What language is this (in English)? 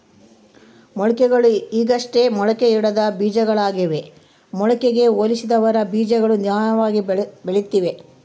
Kannada